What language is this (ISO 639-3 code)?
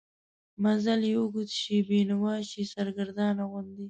pus